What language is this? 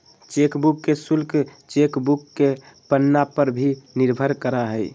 Magahi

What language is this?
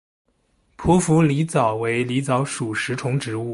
Chinese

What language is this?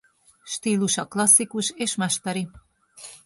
Hungarian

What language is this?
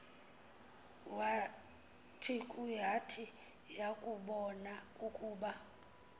Xhosa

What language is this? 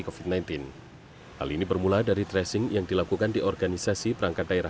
Indonesian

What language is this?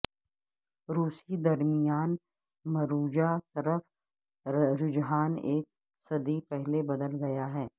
Urdu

